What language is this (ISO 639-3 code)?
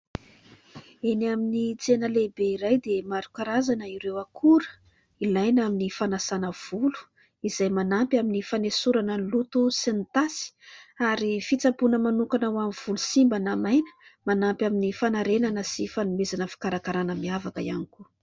mlg